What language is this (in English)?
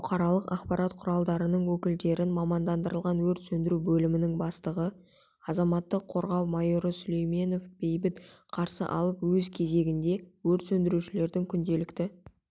Kazakh